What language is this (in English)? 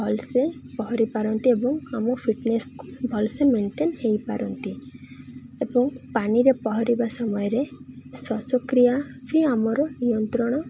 Odia